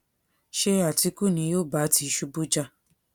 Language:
Yoruba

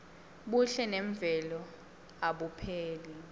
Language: Swati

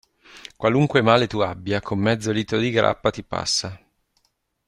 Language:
Italian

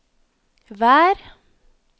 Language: Norwegian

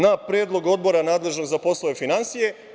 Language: Serbian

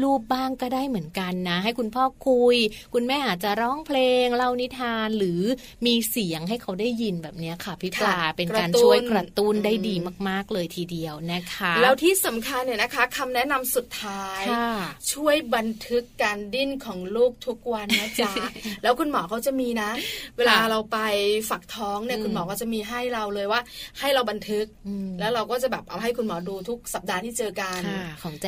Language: Thai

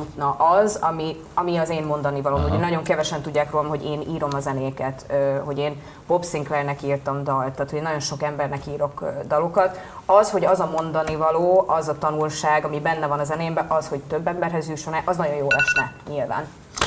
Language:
Hungarian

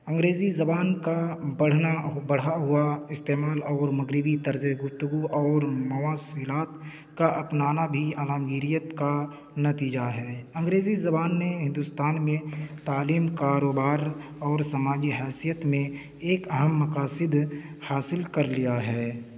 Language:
Urdu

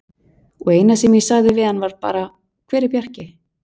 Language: Icelandic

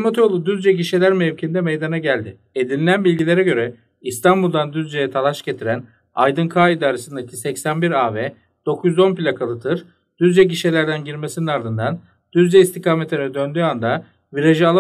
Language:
Turkish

